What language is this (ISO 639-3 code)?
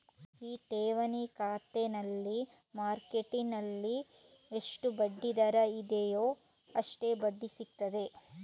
kan